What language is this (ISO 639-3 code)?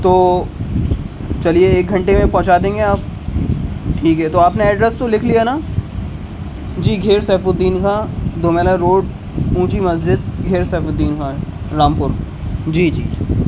urd